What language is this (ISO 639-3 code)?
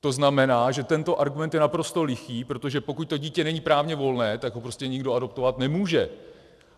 ces